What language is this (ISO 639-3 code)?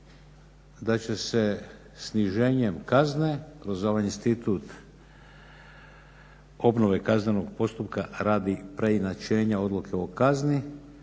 hrv